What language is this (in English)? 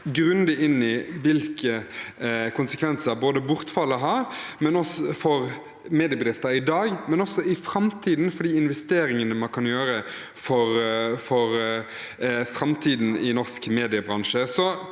Norwegian